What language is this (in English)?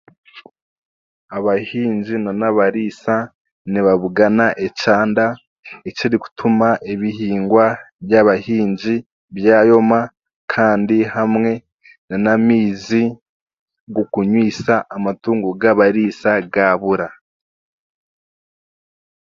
Chiga